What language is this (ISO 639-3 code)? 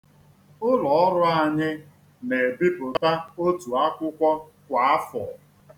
ibo